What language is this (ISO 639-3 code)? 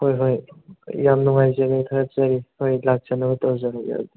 mni